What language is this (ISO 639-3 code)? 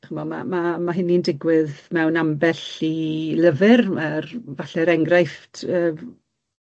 cym